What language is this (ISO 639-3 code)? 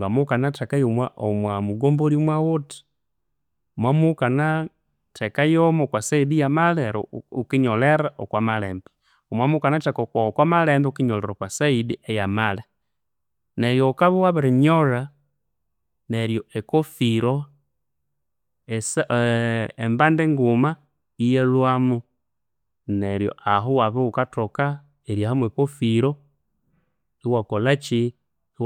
koo